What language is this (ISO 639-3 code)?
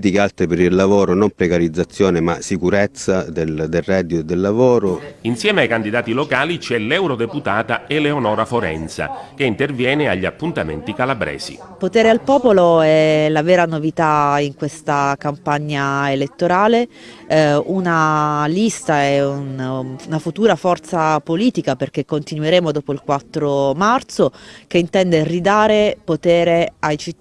ita